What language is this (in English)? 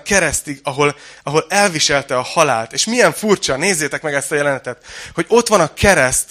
Hungarian